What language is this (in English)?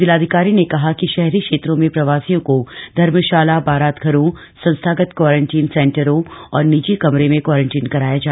Hindi